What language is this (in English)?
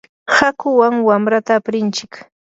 Yanahuanca Pasco Quechua